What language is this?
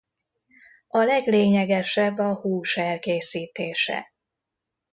Hungarian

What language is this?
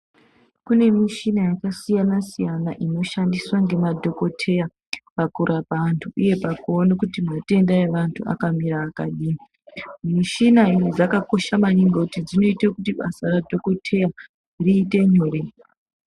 Ndau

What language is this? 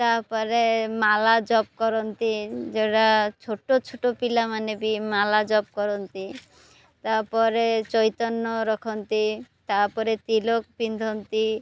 Odia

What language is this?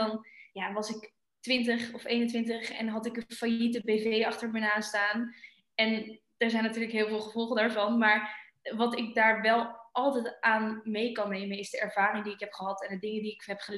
Dutch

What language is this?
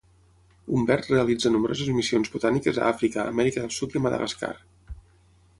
Catalan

